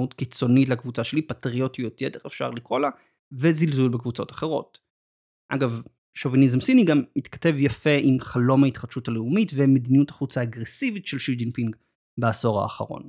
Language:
Hebrew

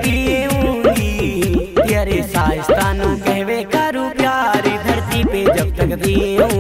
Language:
Hindi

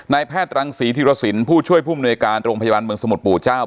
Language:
Thai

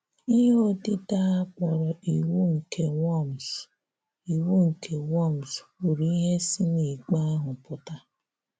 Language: Igbo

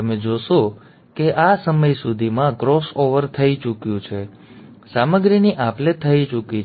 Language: Gujarati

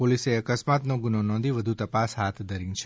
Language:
Gujarati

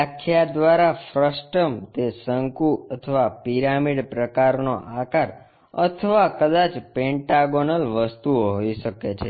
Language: Gujarati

